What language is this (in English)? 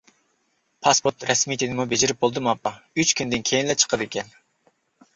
Uyghur